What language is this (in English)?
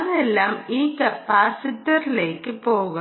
Malayalam